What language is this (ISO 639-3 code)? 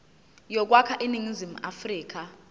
zul